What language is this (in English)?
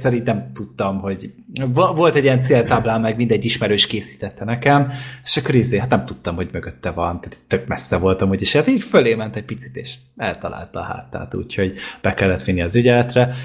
Hungarian